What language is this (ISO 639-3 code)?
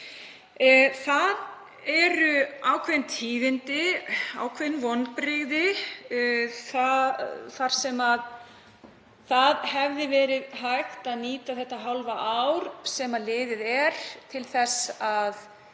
isl